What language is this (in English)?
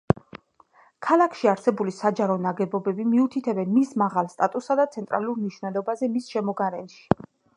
Georgian